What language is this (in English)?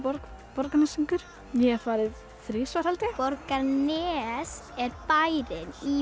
Icelandic